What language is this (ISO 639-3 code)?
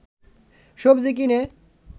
ben